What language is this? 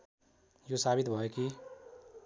Nepali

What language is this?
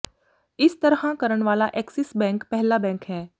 Punjabi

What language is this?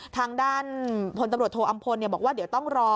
Thai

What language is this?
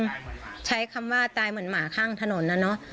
Thai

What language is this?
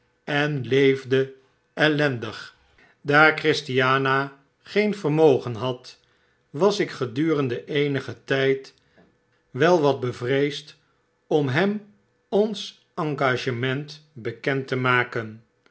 Dutch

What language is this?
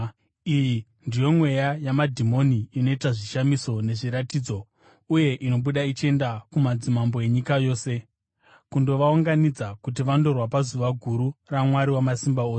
Shona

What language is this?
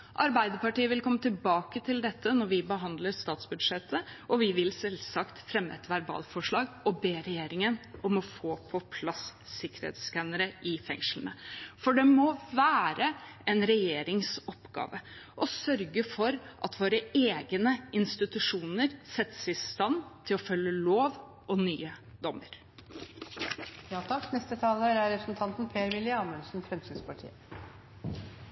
Norwegian Bokmål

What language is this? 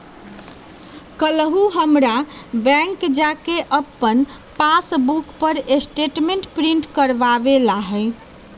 Magahi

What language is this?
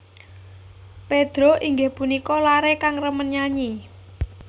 Javanese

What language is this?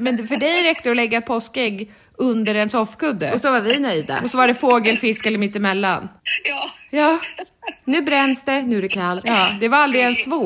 Swedish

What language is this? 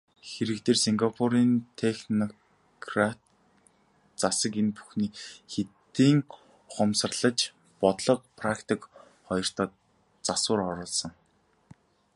Mongolian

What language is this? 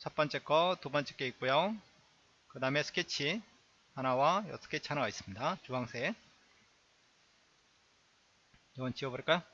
Korean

